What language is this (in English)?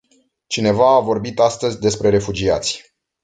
Romanian